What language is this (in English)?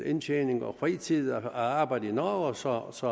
Danish